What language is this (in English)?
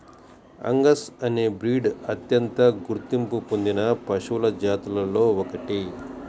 Telugu